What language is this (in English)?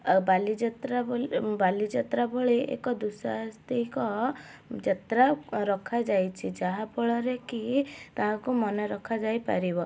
Odia